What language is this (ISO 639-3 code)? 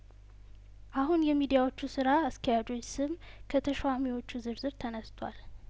amh